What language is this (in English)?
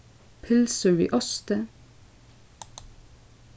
Faroese